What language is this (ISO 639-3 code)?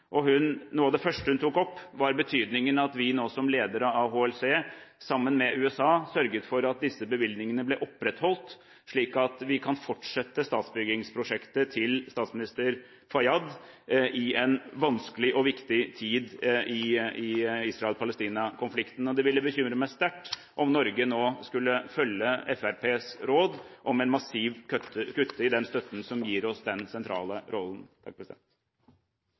nob